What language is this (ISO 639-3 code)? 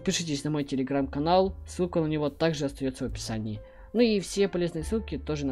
rus